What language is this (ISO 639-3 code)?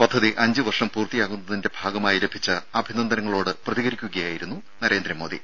mal